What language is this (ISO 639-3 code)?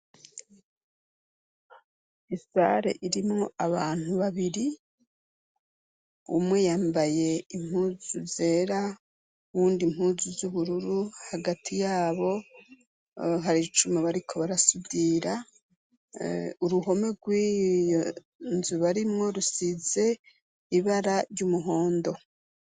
run